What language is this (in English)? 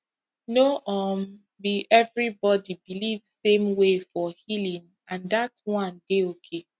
Nigerian Pidgin